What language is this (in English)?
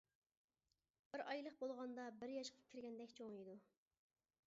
Uyghur